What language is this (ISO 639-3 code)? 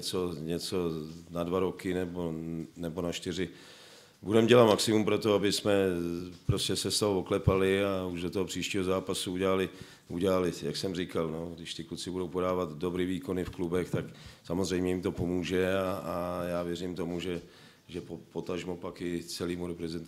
ces